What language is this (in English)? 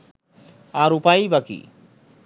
Bangla